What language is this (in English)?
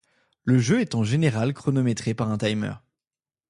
French